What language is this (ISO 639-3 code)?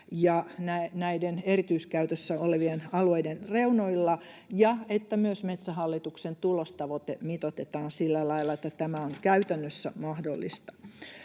fin